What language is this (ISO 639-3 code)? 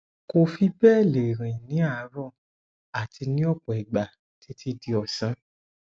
yor